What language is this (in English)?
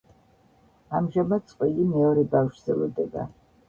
Georgian